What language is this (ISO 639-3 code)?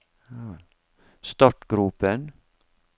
nor